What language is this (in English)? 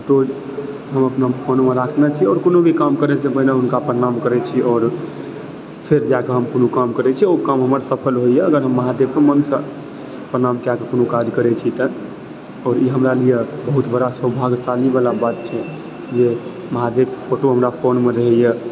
Maithili